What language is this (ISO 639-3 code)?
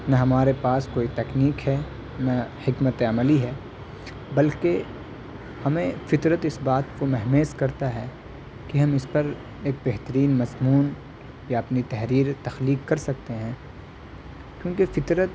urd